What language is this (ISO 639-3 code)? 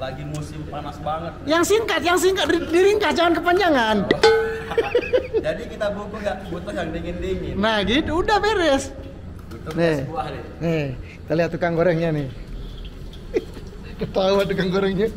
ind